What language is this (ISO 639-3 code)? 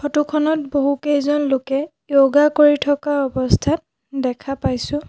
asm